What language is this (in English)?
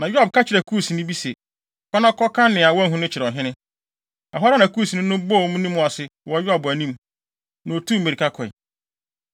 Akan